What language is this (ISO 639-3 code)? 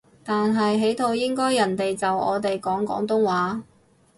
yue